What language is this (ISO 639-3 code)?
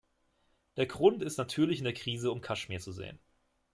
deu